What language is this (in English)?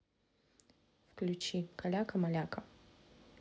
Russian